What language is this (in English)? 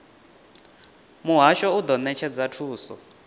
Venda